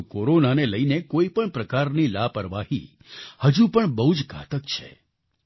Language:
Gujarati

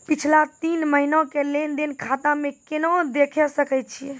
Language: Maithili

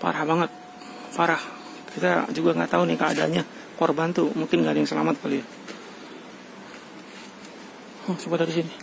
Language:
Indonesian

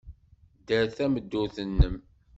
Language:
Kabyle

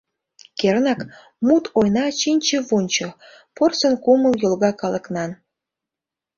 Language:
Mari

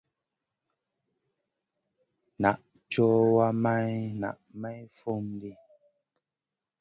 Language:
Masana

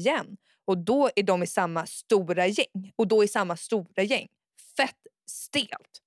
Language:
Swedish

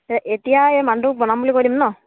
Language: Assamese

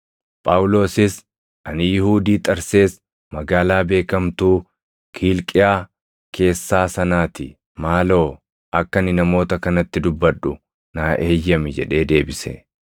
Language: Oromo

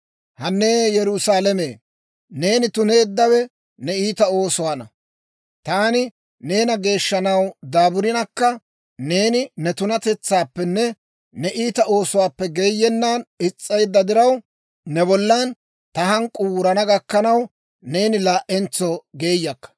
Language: Dawro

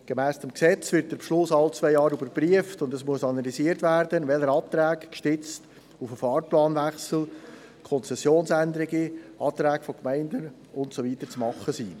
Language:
Swiss German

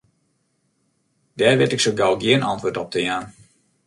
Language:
Western Frisian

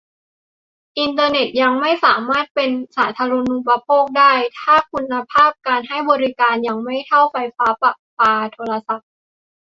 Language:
Thai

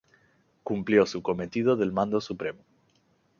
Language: Spanish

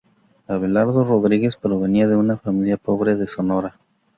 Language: Spanish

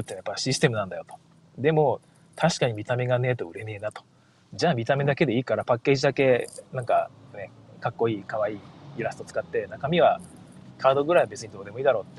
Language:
Japanese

